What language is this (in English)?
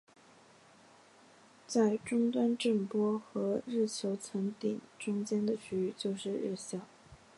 Chinese